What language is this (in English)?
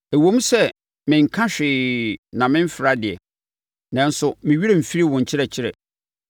Akan